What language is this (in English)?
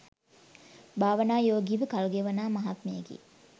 Sinhala